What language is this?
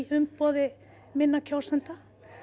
Icelandic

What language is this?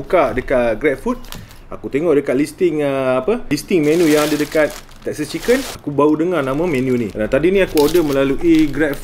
Malay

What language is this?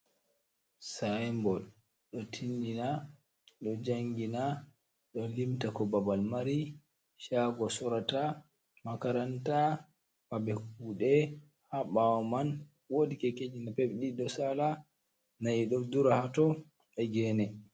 Fula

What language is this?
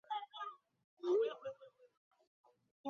Chinese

